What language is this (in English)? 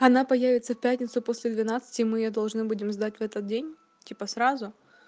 Russian